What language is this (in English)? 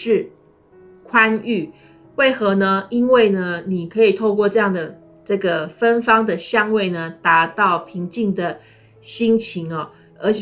Chinese